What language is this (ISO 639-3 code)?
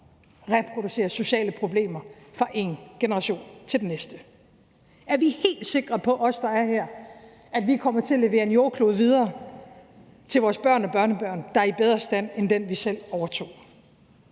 dan